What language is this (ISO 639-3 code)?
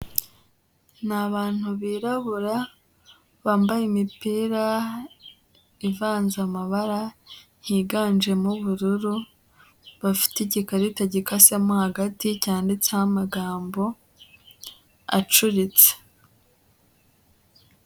kin